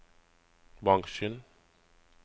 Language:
Norwegian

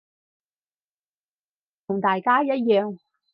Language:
Cantonese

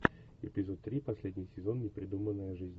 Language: Russian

